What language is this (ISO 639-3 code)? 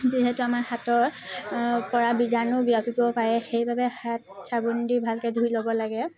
asm